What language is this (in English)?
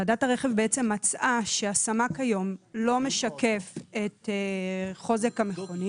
Hebrew